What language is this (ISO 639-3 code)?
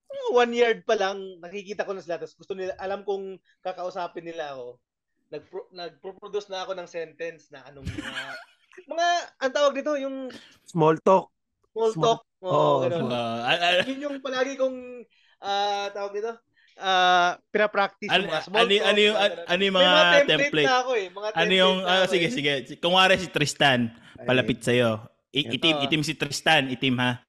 fil